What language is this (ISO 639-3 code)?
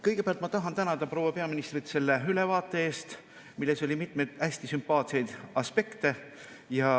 est